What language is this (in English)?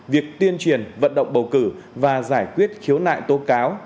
Vietnamese